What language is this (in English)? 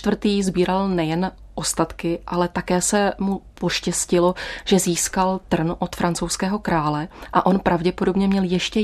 Czech